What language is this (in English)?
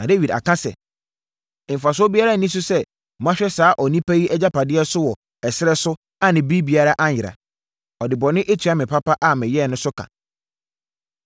Akan